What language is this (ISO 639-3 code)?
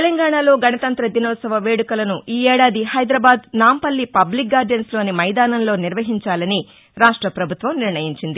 tel